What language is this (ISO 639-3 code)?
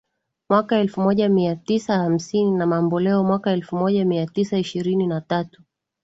swa